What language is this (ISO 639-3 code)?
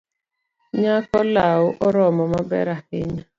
luo